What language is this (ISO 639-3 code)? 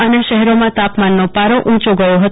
guj